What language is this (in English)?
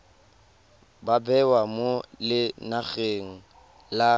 Tswana